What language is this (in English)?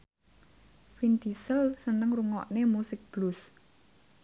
Javanese